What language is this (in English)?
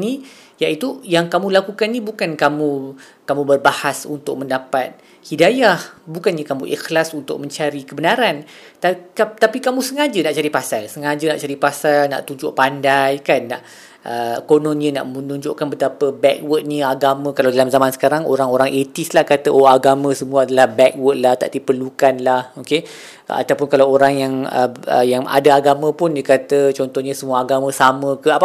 Malay